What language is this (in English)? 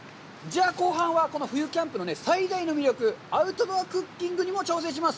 Japanese